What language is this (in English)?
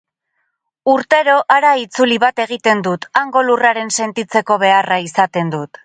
Basque